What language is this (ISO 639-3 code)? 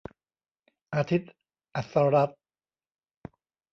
tha